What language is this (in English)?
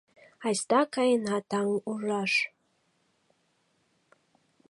Mari